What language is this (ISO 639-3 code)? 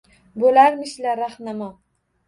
uzb